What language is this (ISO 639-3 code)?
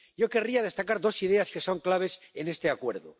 spa